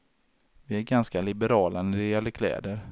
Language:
Swedish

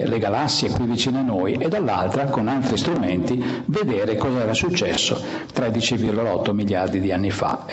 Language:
Italian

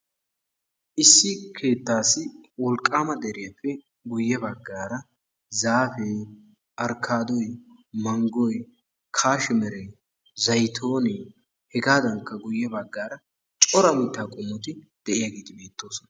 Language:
Wolaytta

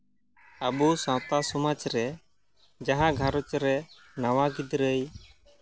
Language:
Santali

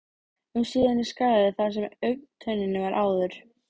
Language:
Icelandic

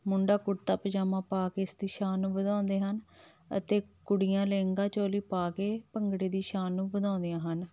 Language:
Punjabi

